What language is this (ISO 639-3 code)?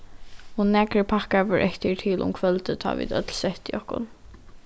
fao